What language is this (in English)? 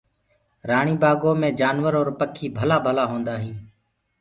Gurgula